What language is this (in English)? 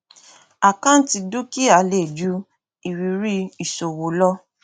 Yoruba